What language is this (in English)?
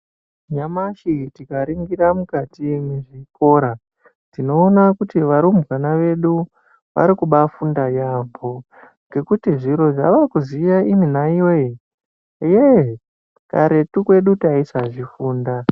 Ndau